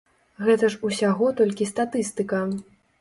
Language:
Belarusian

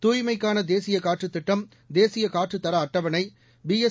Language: Tamil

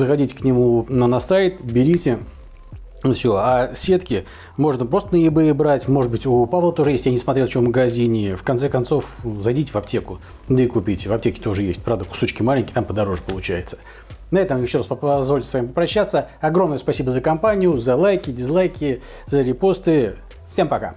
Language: Russian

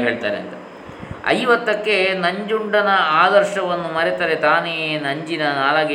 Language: Kannada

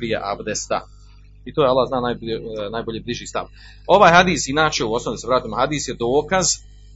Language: Croatian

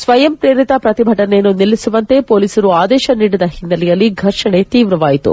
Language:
Kannada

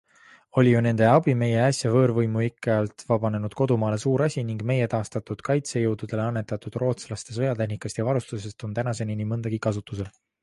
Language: Estonian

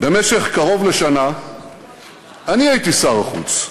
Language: Hebrew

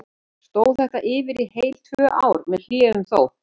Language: Icelandic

